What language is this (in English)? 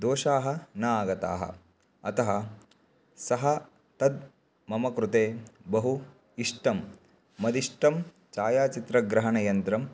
Sanskrit